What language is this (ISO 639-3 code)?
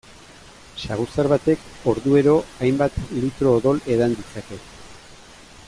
eus